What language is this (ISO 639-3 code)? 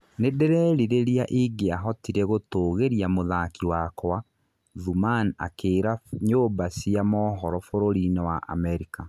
kik